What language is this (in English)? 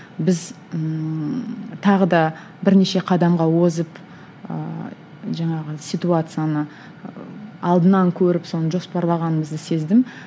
Kazakh